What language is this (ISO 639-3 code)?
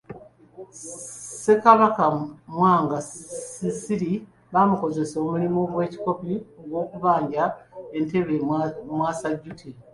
lug